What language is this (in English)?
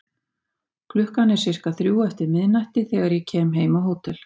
Icelandic